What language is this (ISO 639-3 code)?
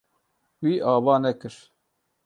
kur